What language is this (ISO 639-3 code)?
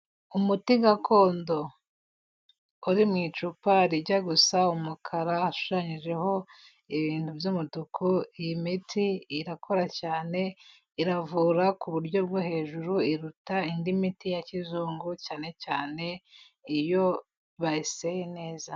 kin